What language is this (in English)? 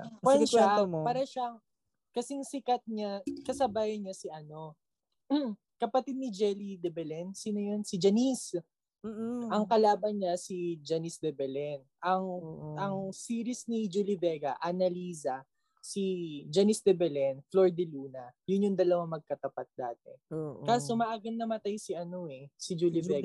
Filipino